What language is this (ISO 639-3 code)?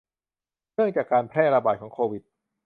tha